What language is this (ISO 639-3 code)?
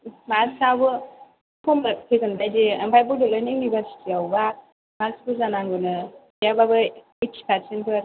brx